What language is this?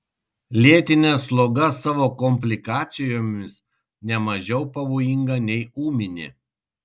Lithuanian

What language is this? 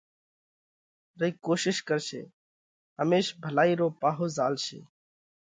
Parkari Koli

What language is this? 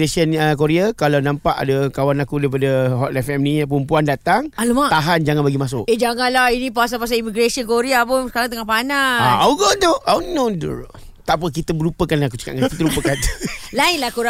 Malay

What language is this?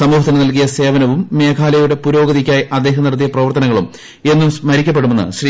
Malayalam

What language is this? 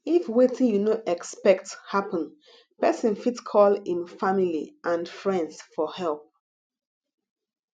Nigerian Pidgin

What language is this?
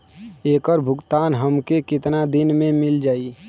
Bhojpuri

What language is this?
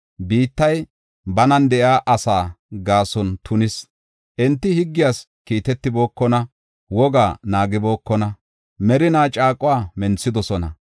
Gofa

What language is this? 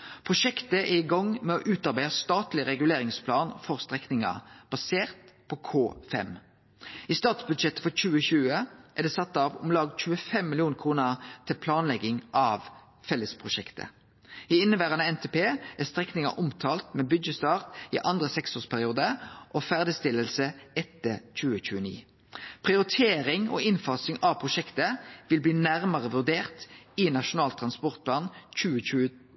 Norwegian Nynorsk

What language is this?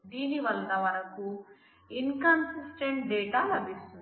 Telugu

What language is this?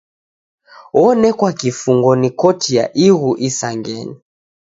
Taita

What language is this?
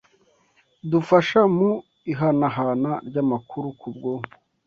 Kinyarwanda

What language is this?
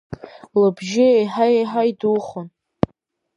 Abkhazian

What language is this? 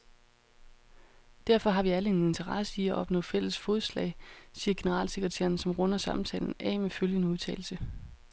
Danish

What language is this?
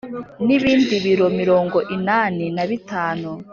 Kinyarwanda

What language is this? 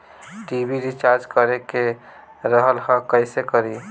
Bhojpuri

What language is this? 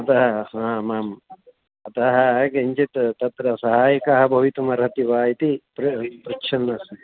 Sanskrit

